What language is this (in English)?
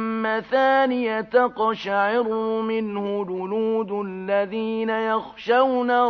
Arabic